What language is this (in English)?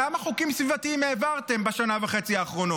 Hebrew